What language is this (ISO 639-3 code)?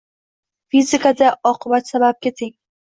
uzb